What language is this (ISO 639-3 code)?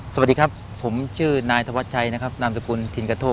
tha